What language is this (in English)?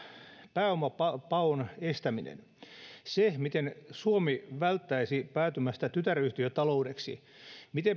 Finnish